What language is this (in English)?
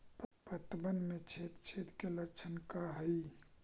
Magahi